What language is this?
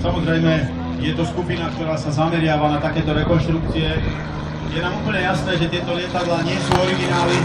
Slovak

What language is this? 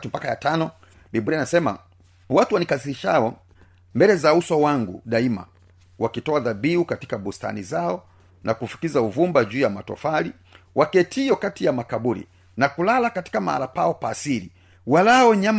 Swahili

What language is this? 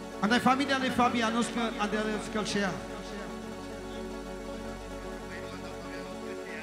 Romanian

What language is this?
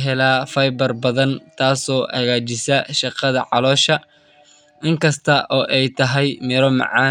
Somali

